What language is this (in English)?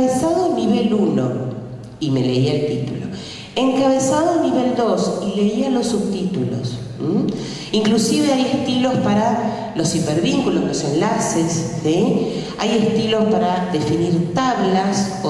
Spanish